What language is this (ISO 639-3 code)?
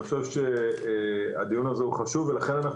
heb